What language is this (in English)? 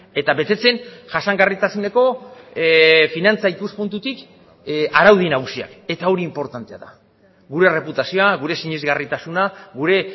Basque